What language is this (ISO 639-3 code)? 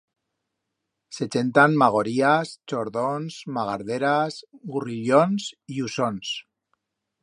arg